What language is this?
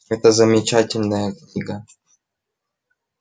Russian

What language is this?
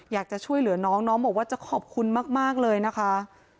Thai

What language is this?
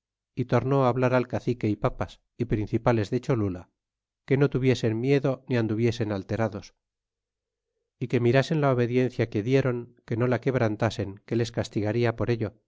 Spanish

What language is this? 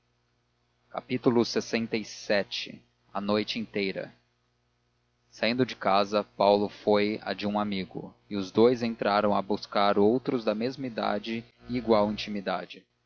Portuguese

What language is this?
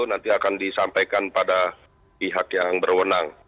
Indonesian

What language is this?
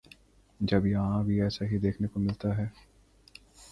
Urdu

